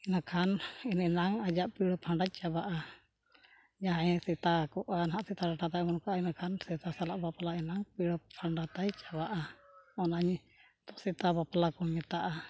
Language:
Santali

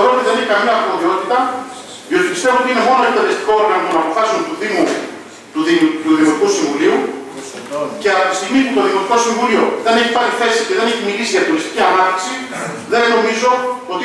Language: Greek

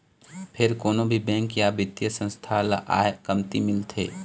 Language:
Chhattisgarhi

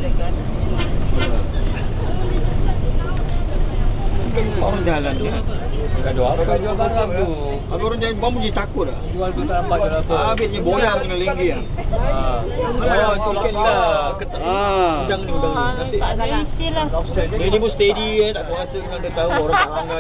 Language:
Malay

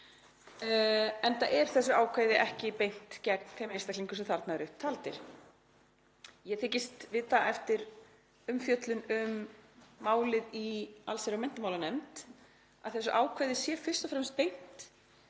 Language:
Icelandic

